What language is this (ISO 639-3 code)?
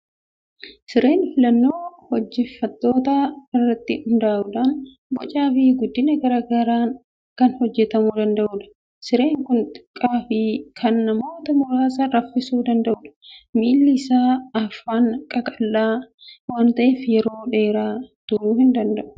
orm